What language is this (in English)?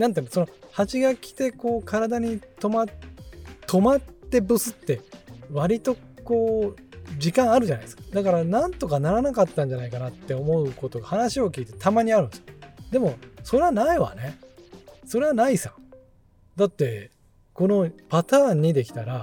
Japanese